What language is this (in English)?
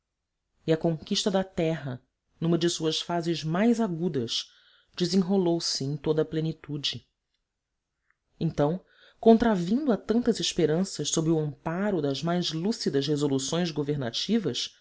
Portuguese